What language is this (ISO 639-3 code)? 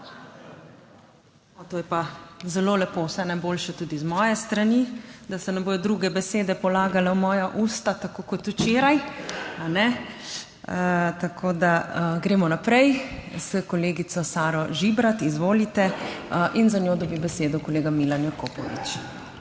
slv